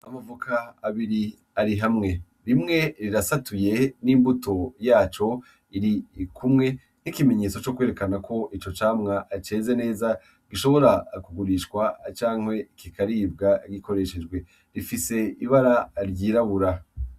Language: Rundi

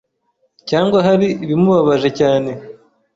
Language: Kinyarwanda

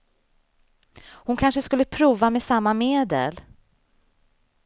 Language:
Swedish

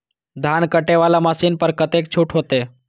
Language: Maithili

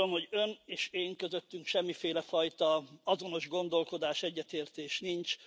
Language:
Hungarian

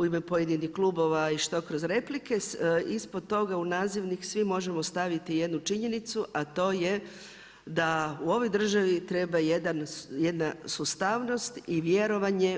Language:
Croatian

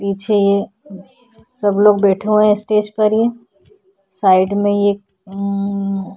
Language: Hindi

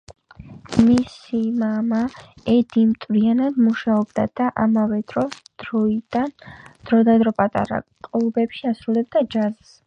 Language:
Georgian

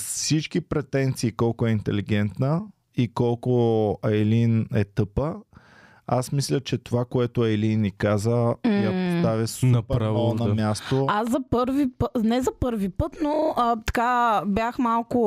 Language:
Bulgarian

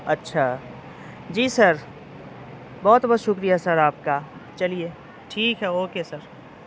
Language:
Urdu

